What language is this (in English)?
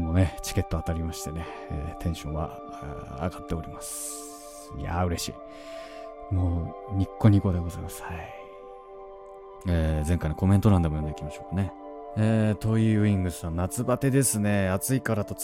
Japanese